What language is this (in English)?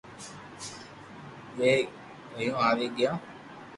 Loarki